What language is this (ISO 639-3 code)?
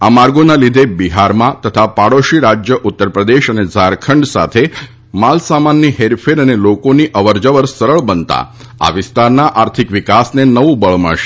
guj